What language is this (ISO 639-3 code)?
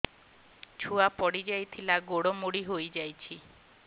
ori